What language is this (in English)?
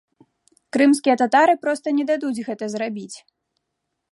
Belarusian